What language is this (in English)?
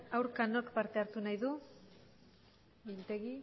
Basque